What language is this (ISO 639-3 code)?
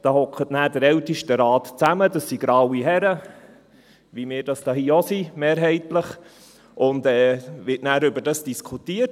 gsw